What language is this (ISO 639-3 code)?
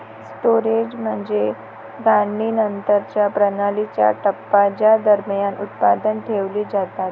mar